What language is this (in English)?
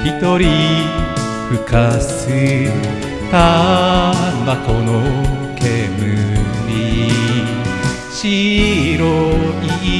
Japanese